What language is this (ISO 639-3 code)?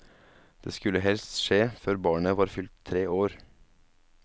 nor